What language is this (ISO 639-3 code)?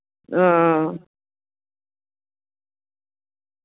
sat